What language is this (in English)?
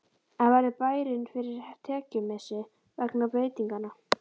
Icelandic